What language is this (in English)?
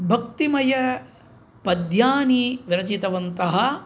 Sanskrit